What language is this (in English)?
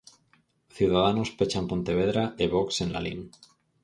Galician